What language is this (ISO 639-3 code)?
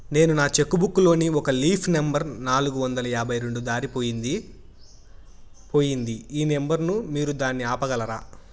tel